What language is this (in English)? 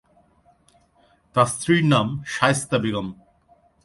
Bangla